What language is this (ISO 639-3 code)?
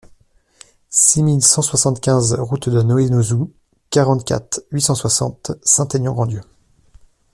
fra